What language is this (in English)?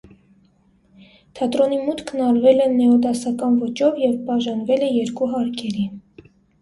Armenian